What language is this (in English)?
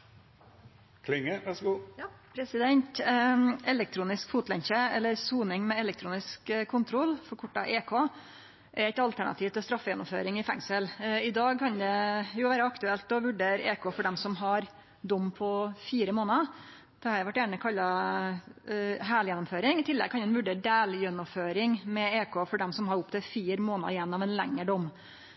Norwegian Nynorsk